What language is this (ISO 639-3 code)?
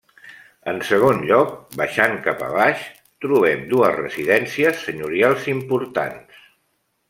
cat